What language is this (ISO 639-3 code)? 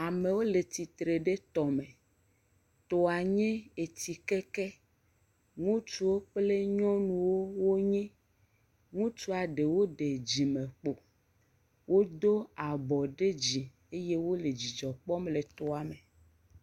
ewe